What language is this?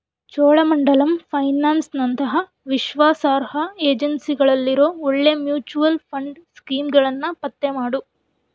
Kannada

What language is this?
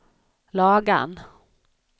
Swedish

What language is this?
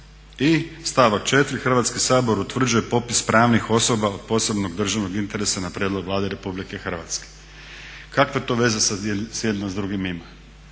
Croatian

